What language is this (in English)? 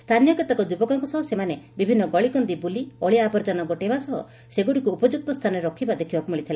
Odia